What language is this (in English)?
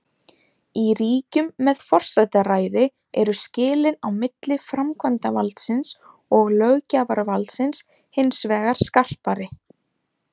Icelandic